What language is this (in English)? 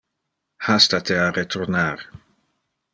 Interlingua